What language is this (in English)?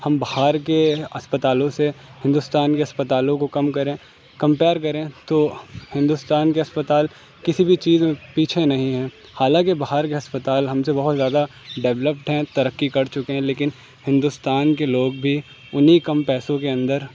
Urdu